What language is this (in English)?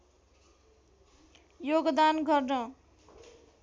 Nepali